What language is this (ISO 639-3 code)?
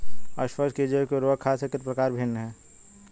hin